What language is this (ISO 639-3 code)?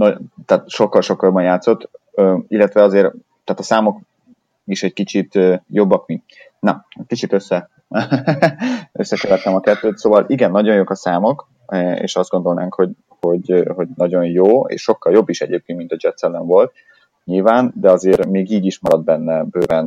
hun